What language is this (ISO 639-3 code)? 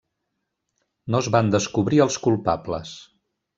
cat